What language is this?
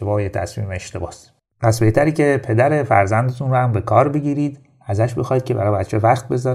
Persian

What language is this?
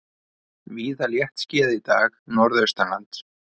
Icelandic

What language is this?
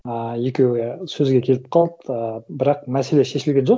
Kazakh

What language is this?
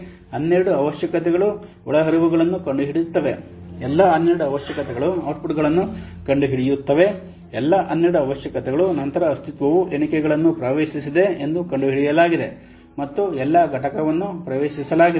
Kannada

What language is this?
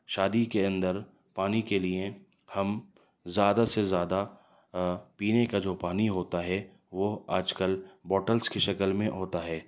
Urdu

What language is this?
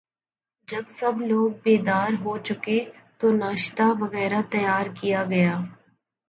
Urdu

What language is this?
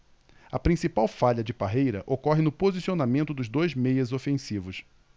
Portuguese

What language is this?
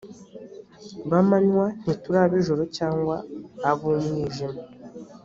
Kinyarwanda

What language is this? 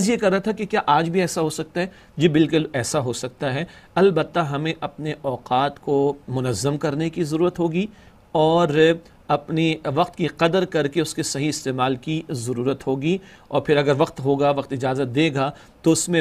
Arabic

